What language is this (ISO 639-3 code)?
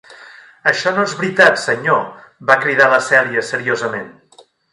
cat